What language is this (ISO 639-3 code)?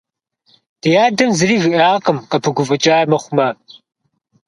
kbd